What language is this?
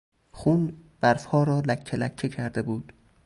Persian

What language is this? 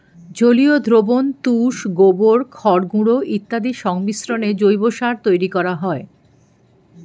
Bangla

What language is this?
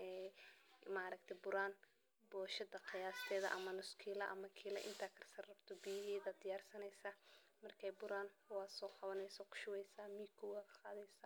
Somali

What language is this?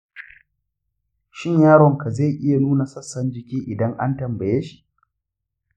Hausa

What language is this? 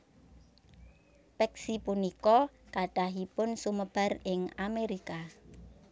Javanese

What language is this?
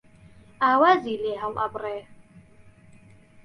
Central Kurdish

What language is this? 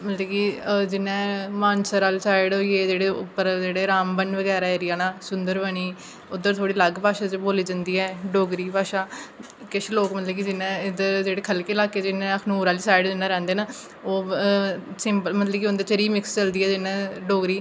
Dogri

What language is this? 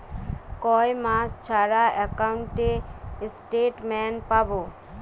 Bangla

